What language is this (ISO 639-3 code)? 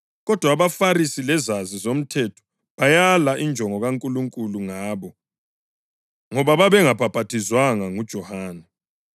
nde